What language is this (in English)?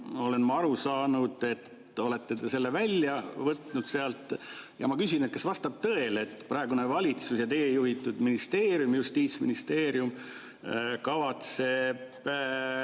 Estonian